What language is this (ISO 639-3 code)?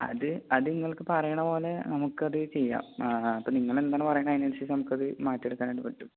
mal